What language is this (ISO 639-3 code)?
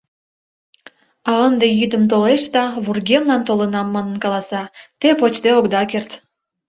chm